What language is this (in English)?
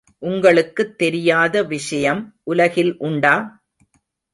Tamil